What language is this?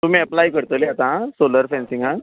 Konkani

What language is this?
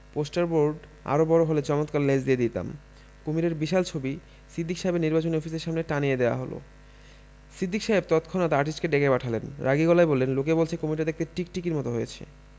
Bangla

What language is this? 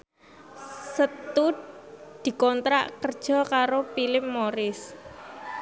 Javanese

